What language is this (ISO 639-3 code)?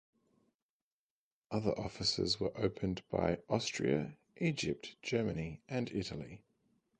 eng